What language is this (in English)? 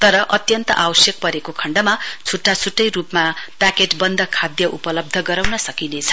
Nepali